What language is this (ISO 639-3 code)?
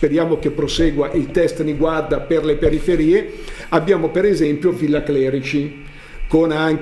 ita